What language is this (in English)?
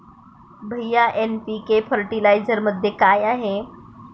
Marathi